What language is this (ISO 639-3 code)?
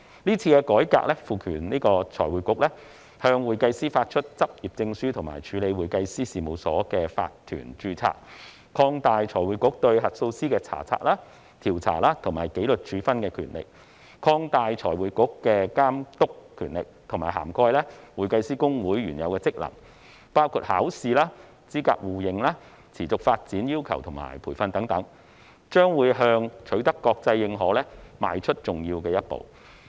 yue